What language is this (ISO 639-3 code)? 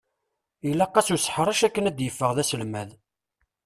kab